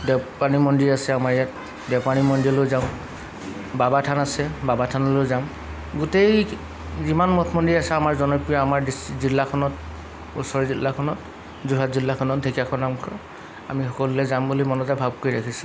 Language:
Assamese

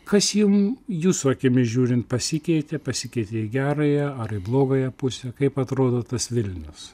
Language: Lithuanian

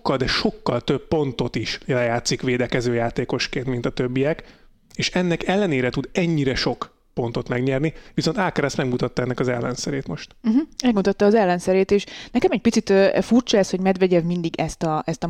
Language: Hungarian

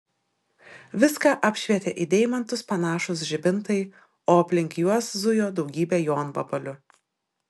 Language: Lithuanian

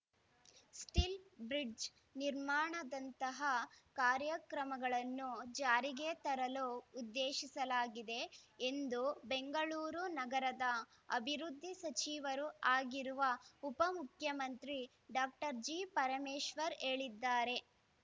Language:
Kannada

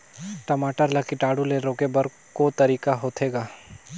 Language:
Chhattisgarhi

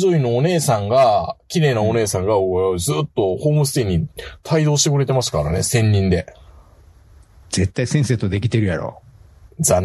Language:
Japanese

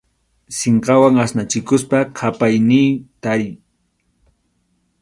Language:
Arequipa-La Unión Quechua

